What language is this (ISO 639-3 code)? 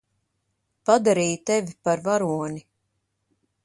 lav